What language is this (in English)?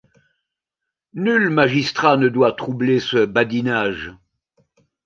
French